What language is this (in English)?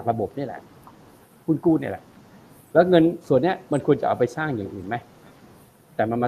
Thai